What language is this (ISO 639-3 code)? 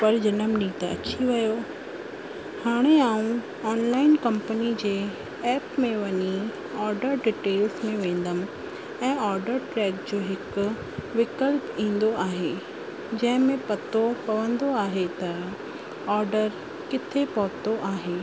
snd